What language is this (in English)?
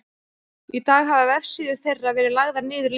Icelandic